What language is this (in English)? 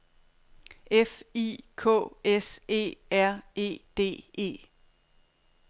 Danish